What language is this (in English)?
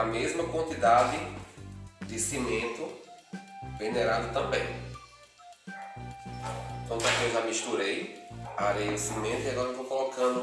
Portuguese